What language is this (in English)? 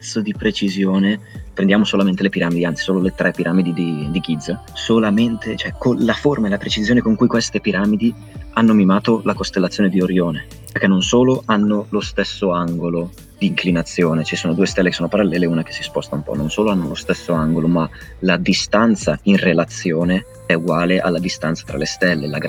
Italian